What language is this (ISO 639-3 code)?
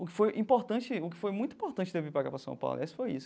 por